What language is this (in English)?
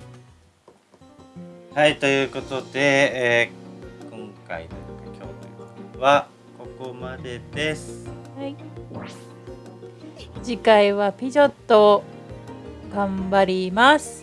Japanese